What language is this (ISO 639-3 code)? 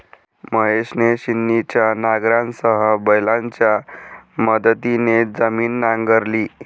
mar